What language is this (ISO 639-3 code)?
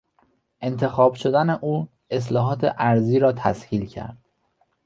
fas